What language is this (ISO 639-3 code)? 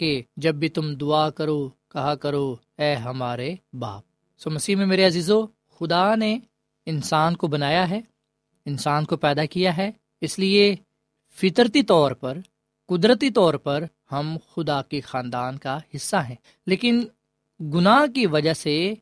urd